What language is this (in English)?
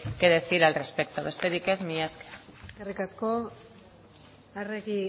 Basque